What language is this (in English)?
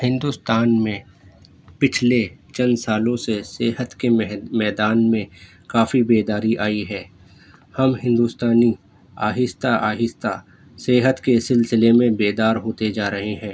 Urdu